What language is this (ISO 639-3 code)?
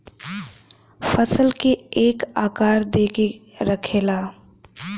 bho